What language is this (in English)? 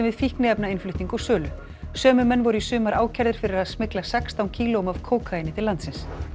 Icelandic